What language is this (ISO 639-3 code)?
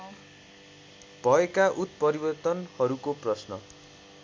nep